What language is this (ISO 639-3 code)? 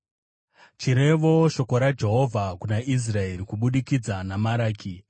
sna